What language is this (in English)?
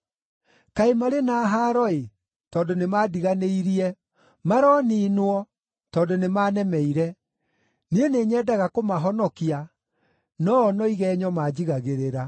Kikuyu